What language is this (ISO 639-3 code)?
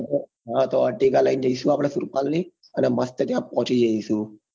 guj